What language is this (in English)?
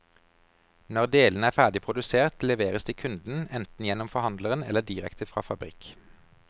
Norwegian